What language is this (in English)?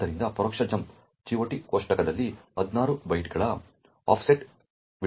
Kannada